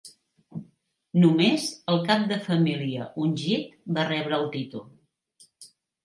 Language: Catalan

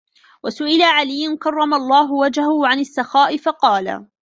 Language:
Arabic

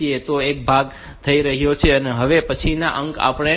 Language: Gujarati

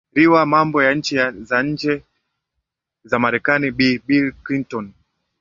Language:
Swahili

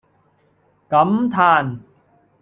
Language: Cantonese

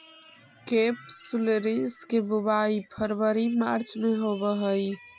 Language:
Magahi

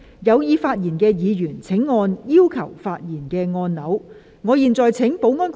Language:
Cantonese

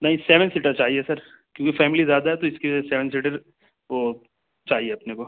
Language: Urdu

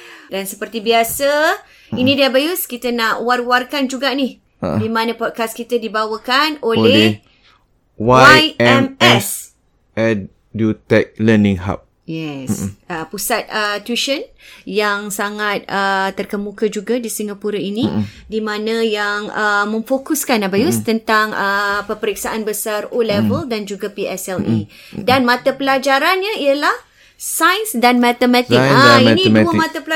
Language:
Malay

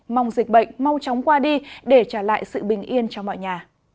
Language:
Vietnamese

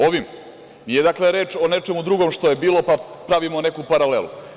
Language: Serbian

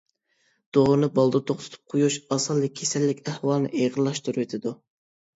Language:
Uyghur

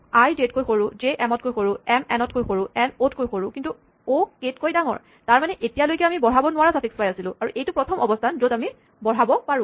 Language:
Assamese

